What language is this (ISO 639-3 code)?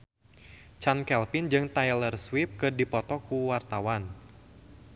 sun